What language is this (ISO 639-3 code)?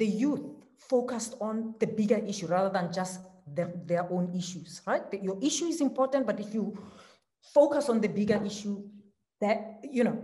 eng